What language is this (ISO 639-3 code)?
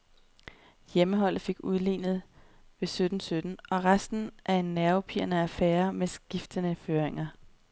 dan